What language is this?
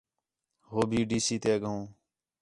Khetrani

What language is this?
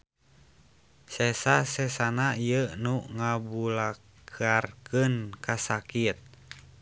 Sundanese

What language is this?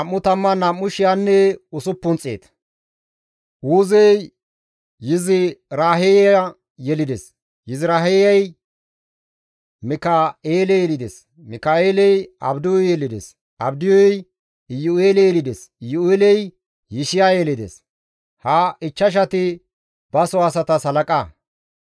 Gamo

